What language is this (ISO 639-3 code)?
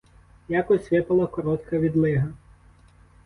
ukr